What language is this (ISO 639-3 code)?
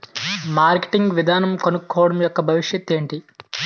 tel